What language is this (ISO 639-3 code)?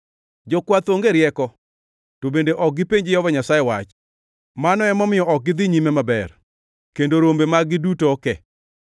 luo